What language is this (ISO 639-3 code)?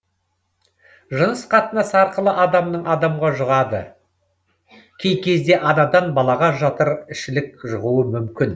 kaz